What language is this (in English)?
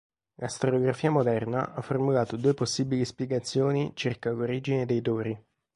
Italian